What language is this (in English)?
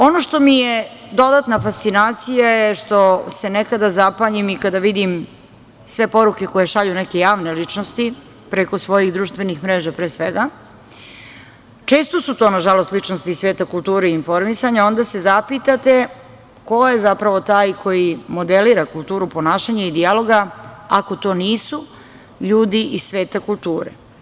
Serbian